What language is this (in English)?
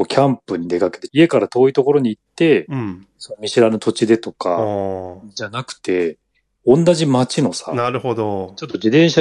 Japanese